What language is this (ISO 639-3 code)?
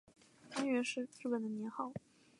zho